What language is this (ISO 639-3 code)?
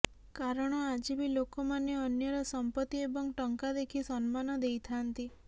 ori